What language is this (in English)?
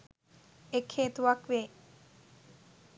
Sinhala